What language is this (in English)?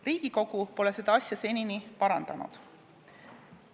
Estonian